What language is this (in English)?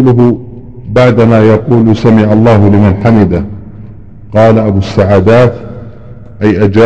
Arabic